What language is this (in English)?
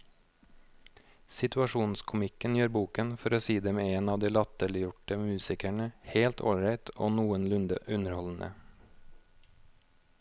Norwegian